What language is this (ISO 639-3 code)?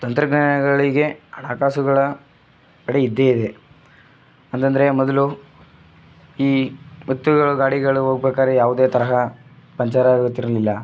kan